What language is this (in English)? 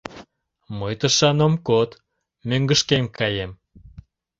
Mari